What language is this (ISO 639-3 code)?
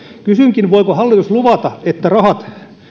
fin